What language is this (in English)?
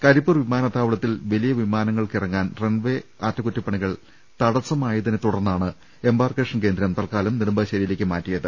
Malayalam